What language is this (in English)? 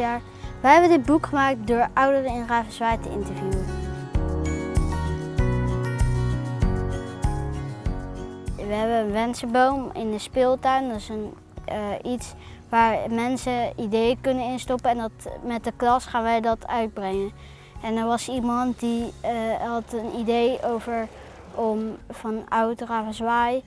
Dutch